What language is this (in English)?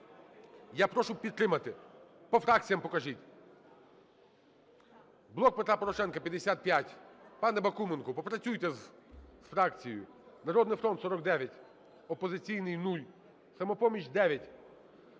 Ukrainian